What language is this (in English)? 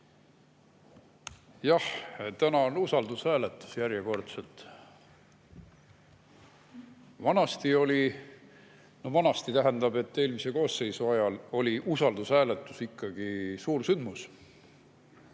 Estonian